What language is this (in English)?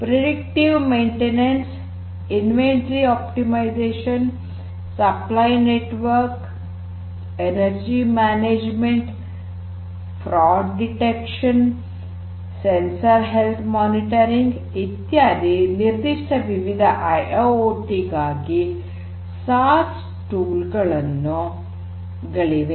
Kannada